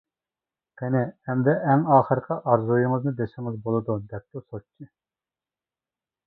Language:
Uyghur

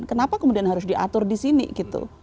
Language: Indonesian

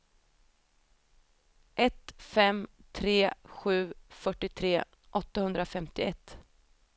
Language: Swedish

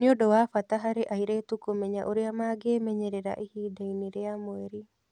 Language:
Kikuyu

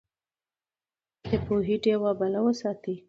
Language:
Pashto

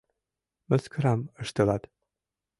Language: Mari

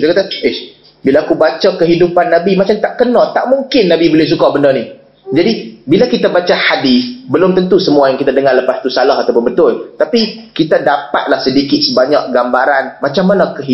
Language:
Malay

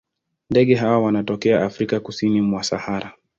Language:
Swahili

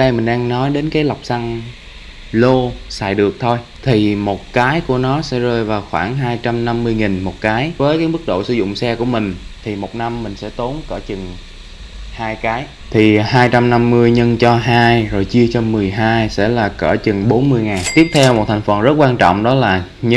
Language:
Vietnamese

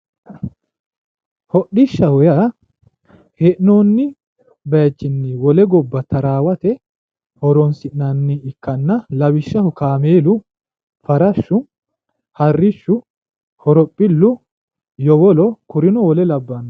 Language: Sidamo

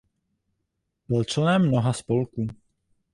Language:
Czech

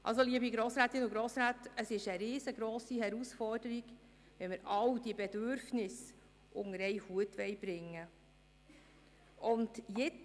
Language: Swiss German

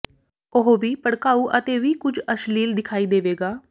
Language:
Punjabi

